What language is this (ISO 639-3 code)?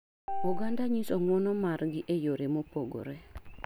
luo